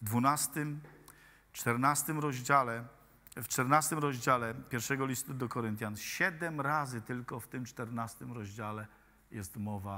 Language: Polish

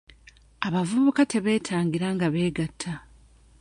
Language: Ganda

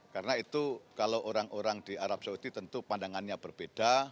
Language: Indonesian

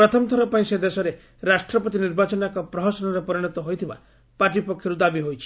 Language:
Odia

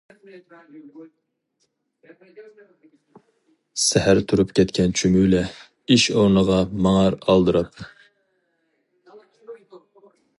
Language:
Uyghur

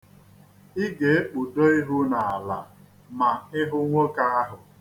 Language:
Igbo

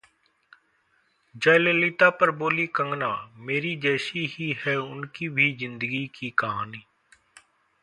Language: Hindi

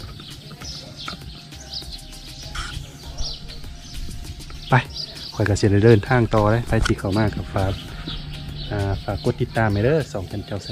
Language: Thai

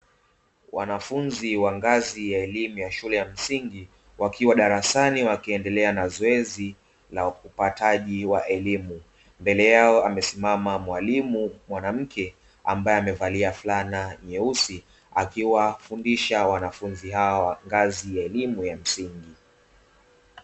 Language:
Swahili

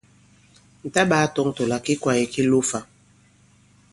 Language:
Bankon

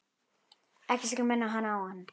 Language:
Icelandic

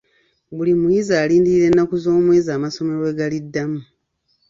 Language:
Ganda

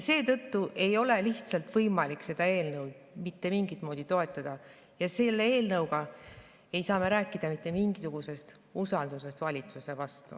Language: Estonian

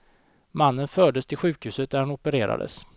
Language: Swedish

